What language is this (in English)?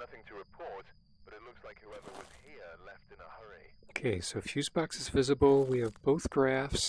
English